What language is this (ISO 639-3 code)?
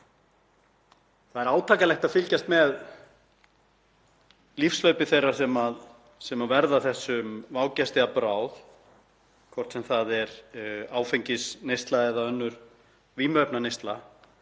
isl